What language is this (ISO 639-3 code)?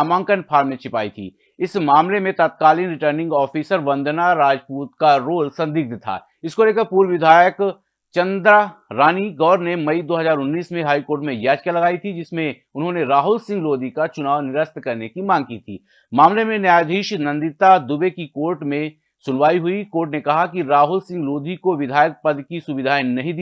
hin